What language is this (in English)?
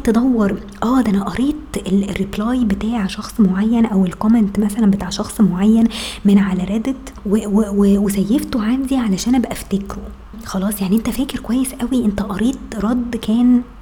Arabic